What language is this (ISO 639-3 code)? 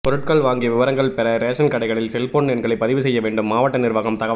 tam